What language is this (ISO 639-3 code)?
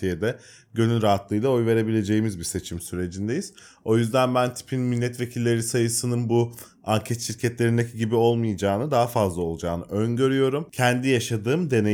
tur